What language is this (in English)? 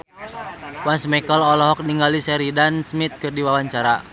Sundanese